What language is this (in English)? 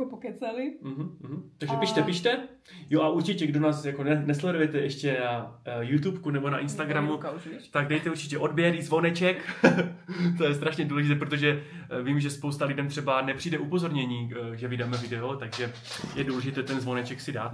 Czech